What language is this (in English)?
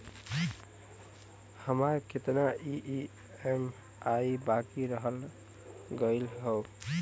Bhojpuri